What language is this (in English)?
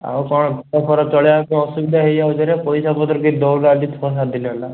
Odia